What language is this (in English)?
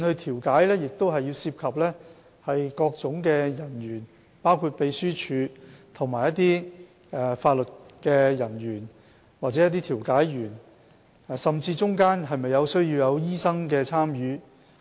Cantonese